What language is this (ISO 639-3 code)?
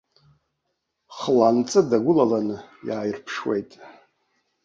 abk